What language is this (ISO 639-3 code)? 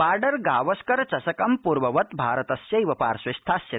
san